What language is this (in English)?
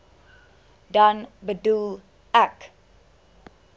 Afrikaans